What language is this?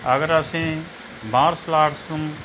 Punjabi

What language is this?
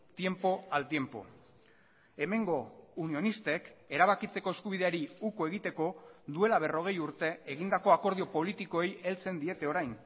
Basque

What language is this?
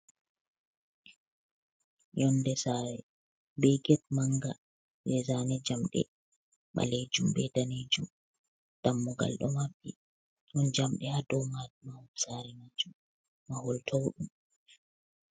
Fula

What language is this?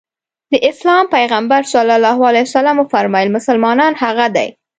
Pashto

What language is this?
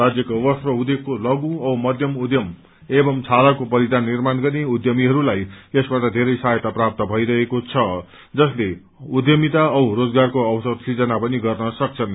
Nepali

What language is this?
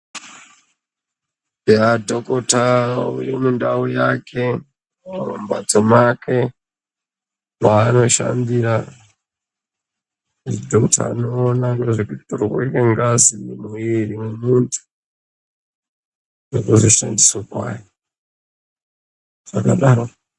Ndau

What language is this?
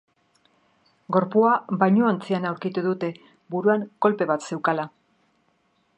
Basque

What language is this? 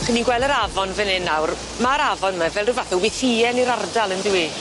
Welsh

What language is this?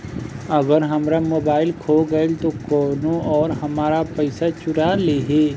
Bhojpuri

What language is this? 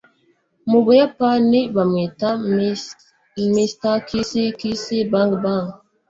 Kinyarwanda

